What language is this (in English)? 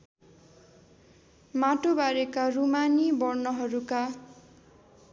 Nepali